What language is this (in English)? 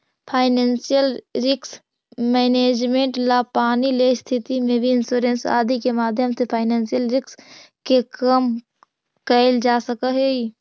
Magahi